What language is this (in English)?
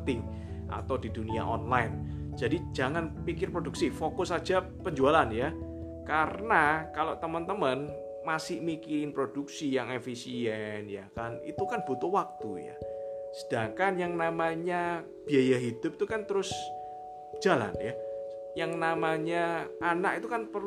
Indonesian